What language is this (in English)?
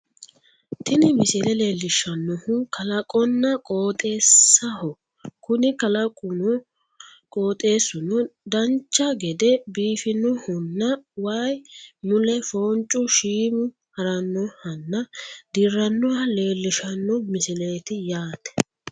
Sidamo